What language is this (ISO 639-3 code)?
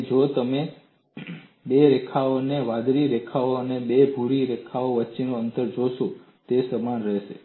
guj